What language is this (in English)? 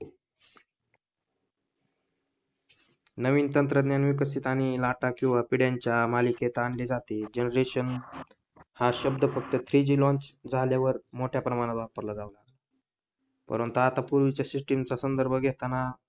Marathi